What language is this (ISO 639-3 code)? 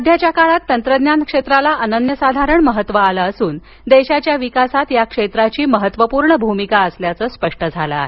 mar